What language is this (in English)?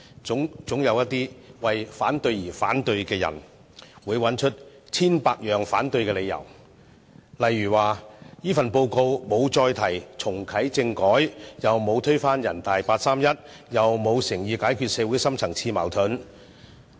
Cantonese